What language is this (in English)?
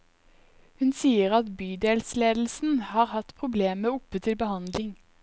Norwegian